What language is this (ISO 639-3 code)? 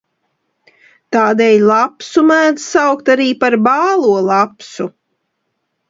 lav